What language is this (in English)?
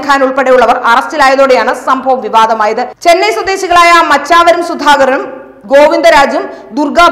Hindi